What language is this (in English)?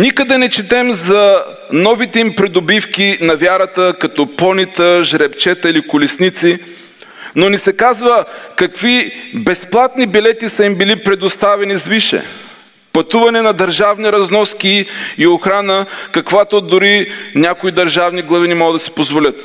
Bulgarian